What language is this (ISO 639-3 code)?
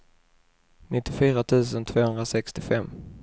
swe